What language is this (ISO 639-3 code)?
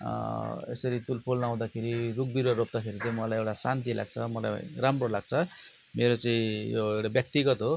nep